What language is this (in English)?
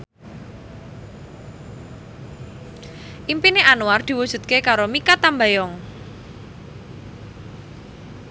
Javanese